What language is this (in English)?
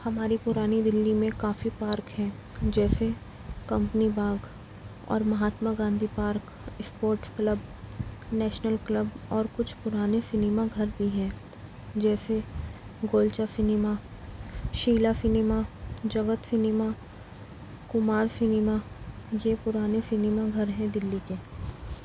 Urdu